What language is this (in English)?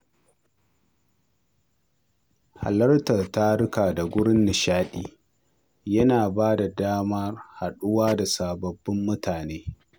Hausa